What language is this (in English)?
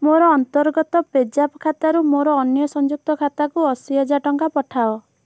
Odia